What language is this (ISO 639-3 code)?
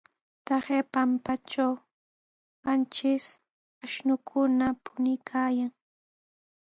qws